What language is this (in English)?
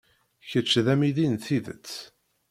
Kabyle